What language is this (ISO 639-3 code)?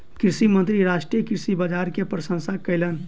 mai